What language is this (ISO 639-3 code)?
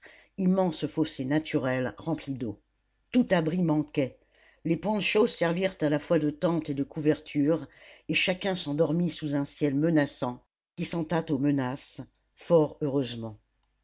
fra